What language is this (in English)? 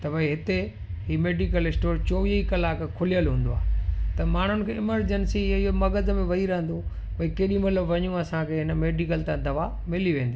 Sindhi